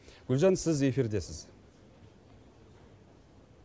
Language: Kazakh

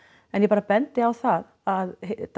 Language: Icelandic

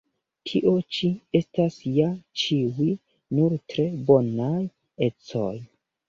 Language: Esperanto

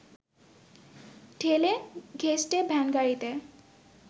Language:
Bangla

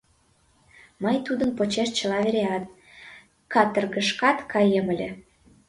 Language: Mari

